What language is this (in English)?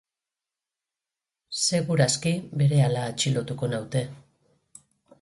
Basque